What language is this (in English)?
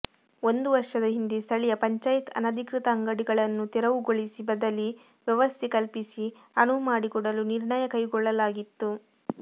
Kannada